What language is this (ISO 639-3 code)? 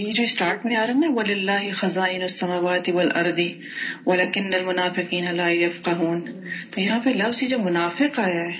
urd